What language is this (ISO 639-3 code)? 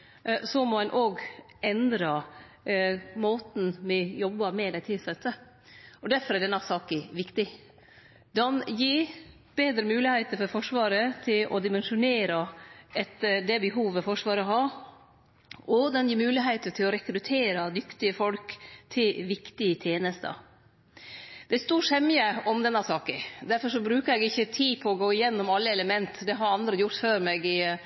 nno